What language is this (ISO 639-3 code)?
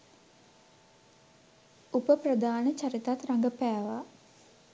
sin